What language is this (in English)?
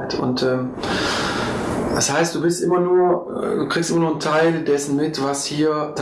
German